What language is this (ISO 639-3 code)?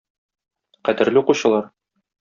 tat